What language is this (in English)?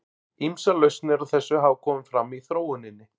Icelandic